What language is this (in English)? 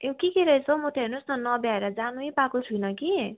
Nepali